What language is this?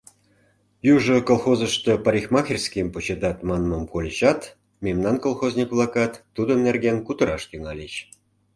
Mari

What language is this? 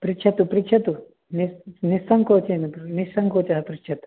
Sanskrit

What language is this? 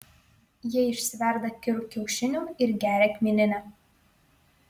Lithuanian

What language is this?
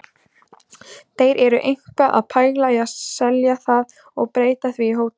Icelandic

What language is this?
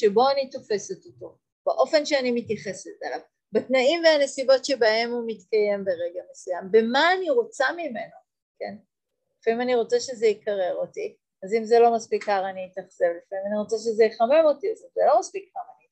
Hebrew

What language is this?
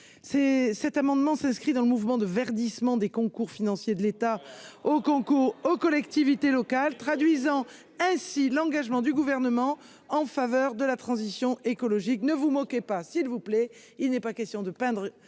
French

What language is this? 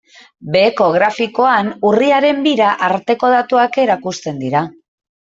Basque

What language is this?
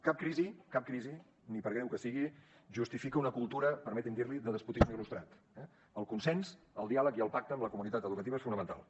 Catalan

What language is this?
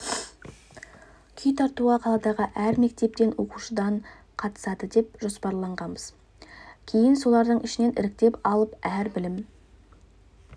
Kazakh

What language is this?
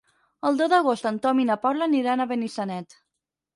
Catalan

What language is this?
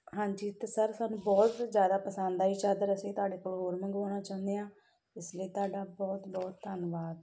Punjabi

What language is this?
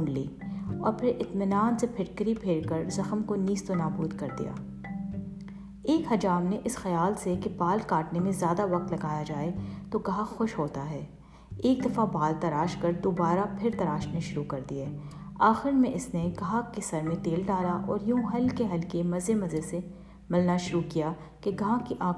Urdu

